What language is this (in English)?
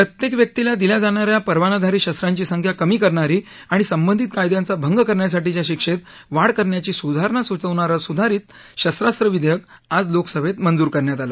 Marathi